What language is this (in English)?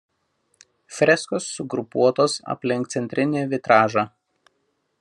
Lithuanian